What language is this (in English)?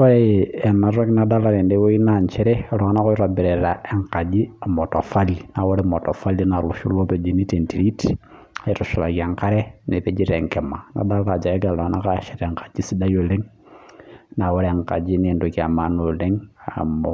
Masai